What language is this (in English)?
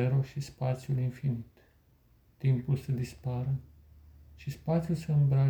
Romanian